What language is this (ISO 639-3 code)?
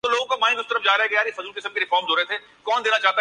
urd